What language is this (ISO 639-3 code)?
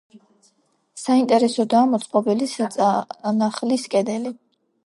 kat